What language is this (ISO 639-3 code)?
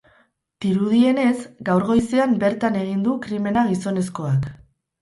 eus